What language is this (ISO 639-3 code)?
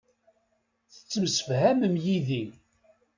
kab